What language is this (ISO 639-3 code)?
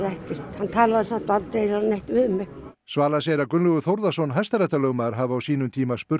isl